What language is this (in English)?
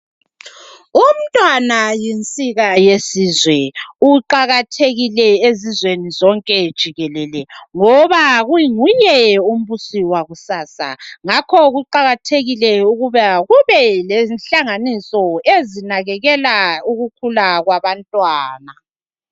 North Ndebele